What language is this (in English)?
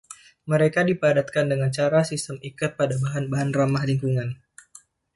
Indonesian